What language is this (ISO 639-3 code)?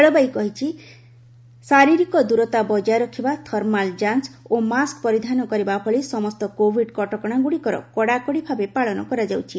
ori